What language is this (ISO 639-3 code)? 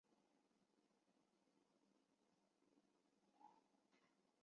zho